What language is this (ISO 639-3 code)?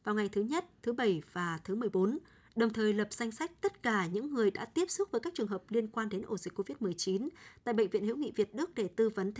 vie